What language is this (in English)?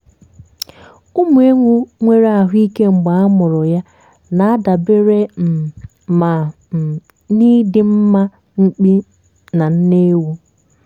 Igbo